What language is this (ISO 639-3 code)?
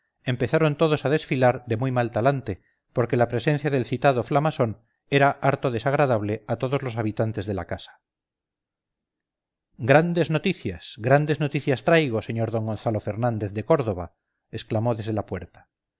spa